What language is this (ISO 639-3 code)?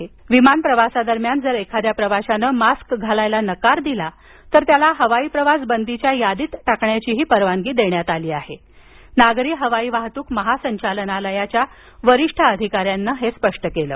mar